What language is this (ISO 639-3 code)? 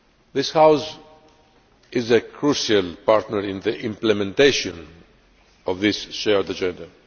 eng